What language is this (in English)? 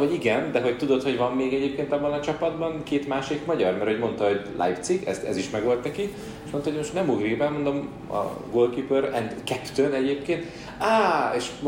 Hungarian